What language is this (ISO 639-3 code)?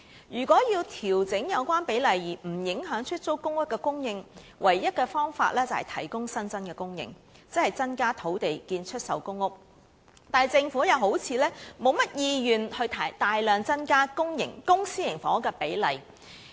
yue